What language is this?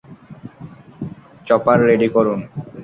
Bangla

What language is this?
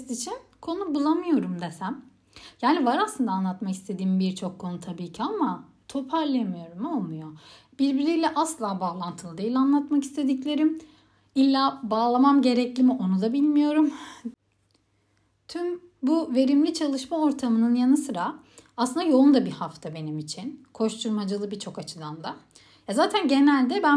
Turkish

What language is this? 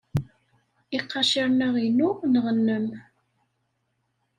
Kabyle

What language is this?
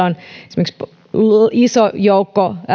Finnish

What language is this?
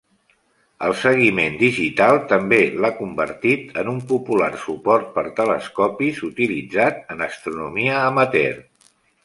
Catalan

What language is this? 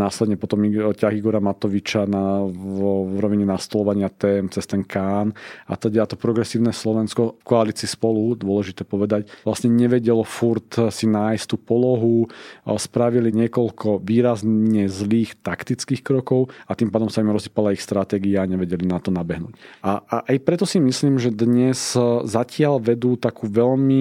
Slovak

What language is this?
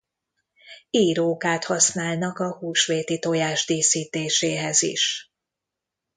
Hungarian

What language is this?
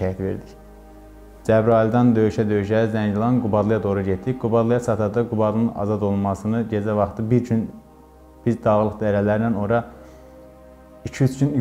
Turkish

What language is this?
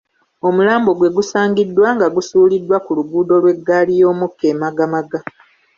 Ganda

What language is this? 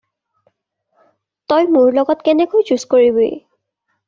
Assamese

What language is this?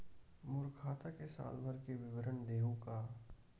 Chhattisgarhi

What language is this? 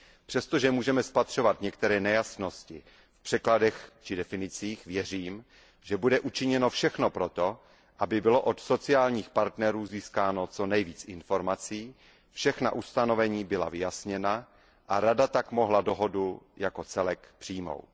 Czech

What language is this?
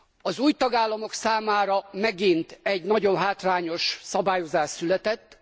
Hungarian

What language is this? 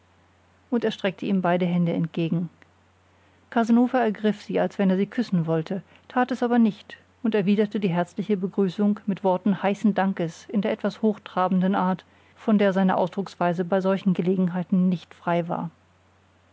German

